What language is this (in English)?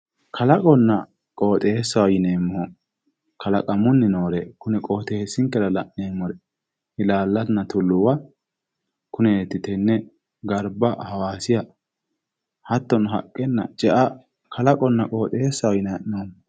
Sidamo